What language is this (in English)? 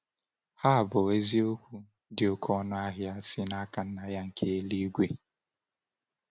Igbo